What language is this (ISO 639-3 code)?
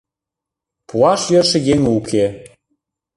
chm